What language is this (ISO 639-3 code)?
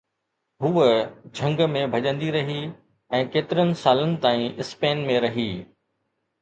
snd